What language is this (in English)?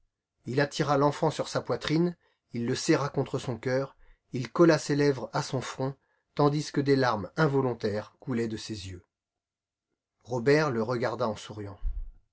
French